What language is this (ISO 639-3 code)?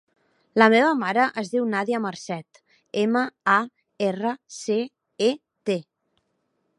cat